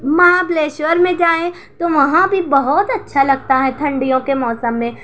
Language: Urdu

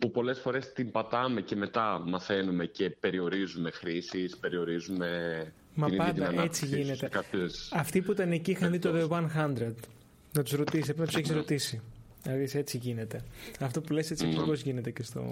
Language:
Greek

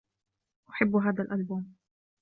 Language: Arabic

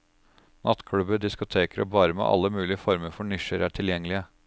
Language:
Norwegian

